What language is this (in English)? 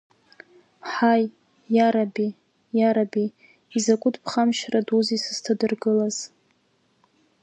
Abkhazian